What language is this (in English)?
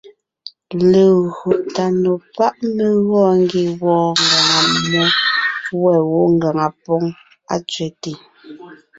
Ngiemboon